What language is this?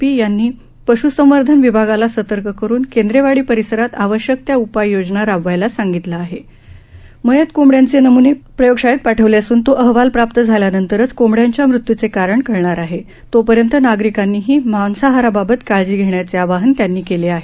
Marathi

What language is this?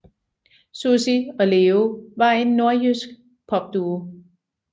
Danish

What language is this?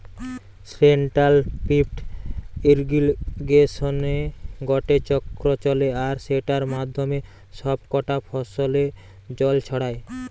Bangla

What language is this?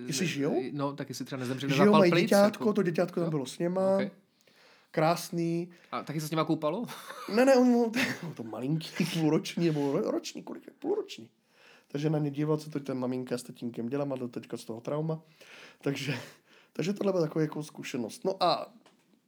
Czech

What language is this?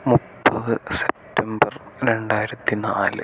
Malayalam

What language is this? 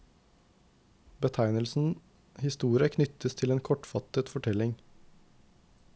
Norwegian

